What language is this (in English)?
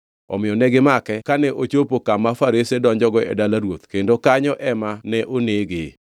Luo (Kenya and Tanzania)